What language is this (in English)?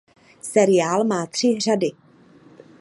Czech